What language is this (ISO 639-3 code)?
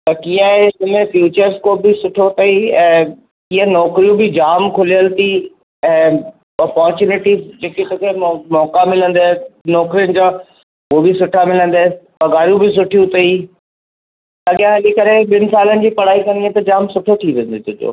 snd